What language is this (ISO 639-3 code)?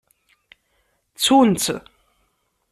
kab